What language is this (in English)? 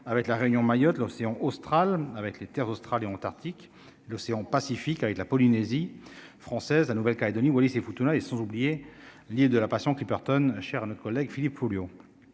French